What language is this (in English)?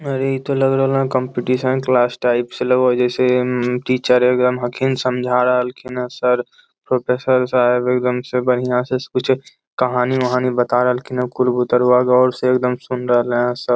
Magahi